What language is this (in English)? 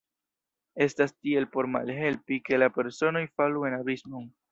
Esperanto